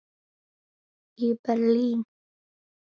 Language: Icelandic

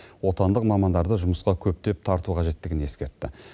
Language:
Kazakh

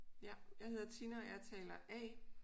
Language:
Danish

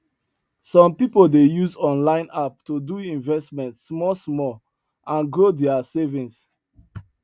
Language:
Nigerian Pidgin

